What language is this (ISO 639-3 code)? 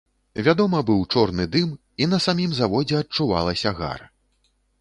bel